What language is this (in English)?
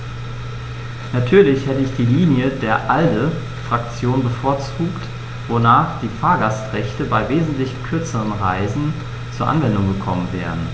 German